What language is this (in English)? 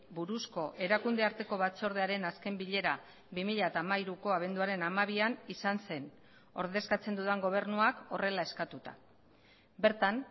Basque